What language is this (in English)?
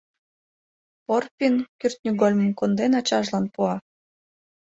Mari